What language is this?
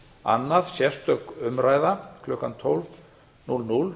Icelandic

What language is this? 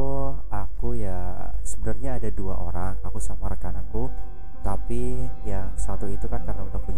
Indonesian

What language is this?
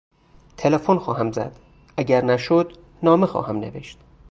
Persian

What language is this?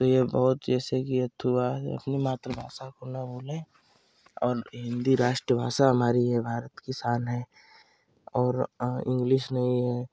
Hindi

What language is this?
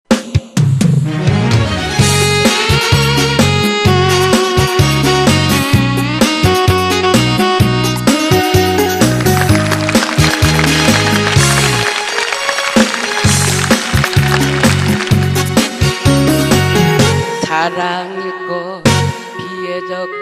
Korean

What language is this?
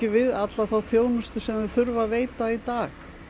Icelandic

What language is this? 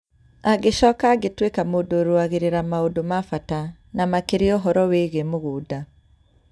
Kikuyu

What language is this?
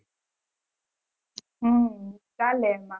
Gujarati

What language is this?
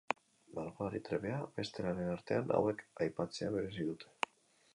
Basque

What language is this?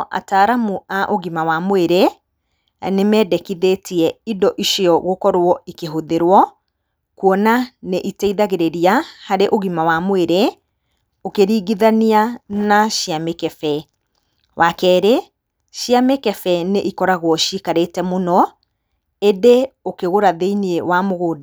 Kikuyu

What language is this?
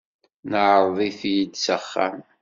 Kabyle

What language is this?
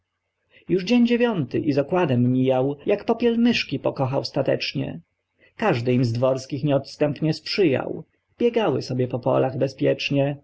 Polish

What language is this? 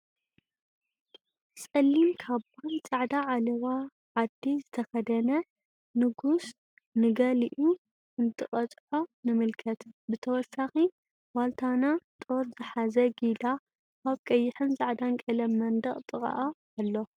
Tigrinya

